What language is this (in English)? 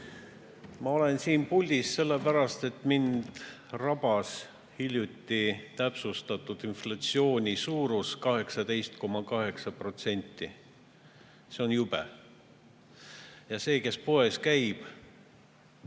Estonian